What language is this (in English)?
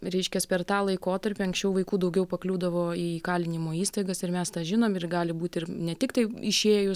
Lithuanian